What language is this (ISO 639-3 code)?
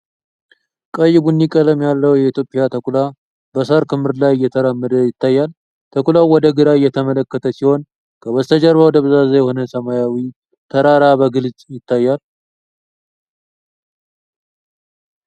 amh